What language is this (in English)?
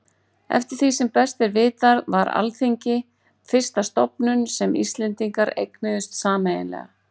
Icelandic